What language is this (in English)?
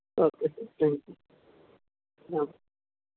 Urdu